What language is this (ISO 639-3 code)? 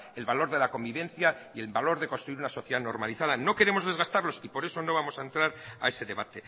spa